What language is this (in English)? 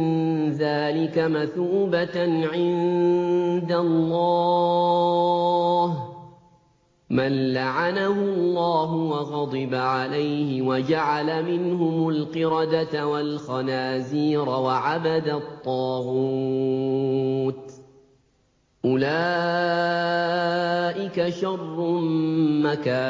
Arabic